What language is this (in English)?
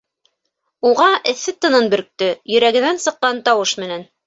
Bashkir